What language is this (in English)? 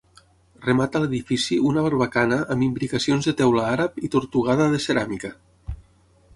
Catalan